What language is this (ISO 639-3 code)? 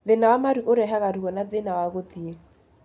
kik